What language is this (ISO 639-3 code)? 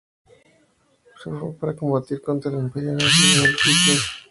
spa